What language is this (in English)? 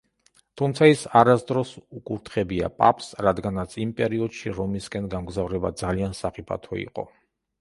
Georgian